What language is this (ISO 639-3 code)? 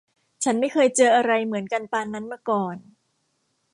tha